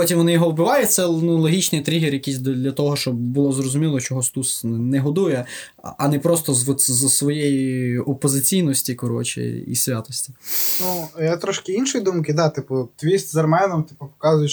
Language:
Ukrainian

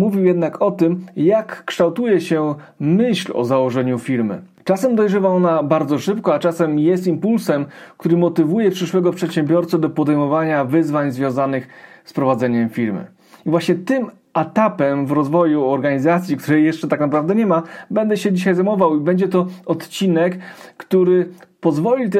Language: Polish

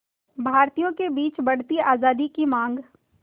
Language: Hindi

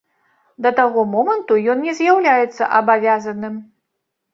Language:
Belarusian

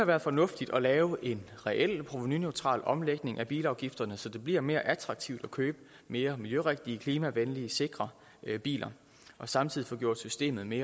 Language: Danish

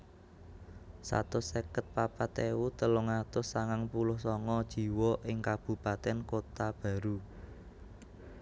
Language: Javanese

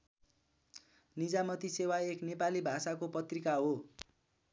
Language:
Nepali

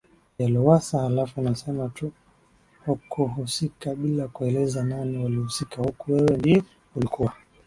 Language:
Swahili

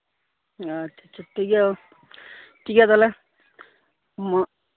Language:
Santali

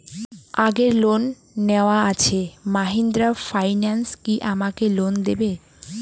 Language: Bangla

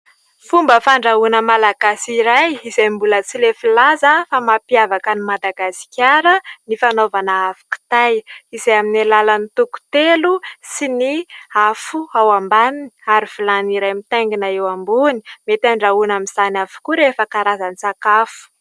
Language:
Malagasy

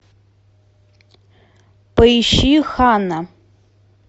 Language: Russian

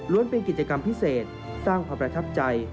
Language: Thai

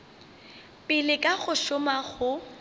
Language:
Northern Sotho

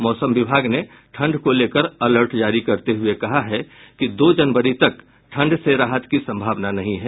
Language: Hindi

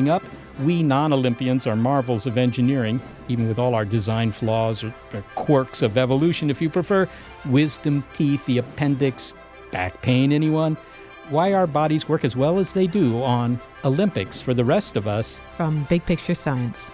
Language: English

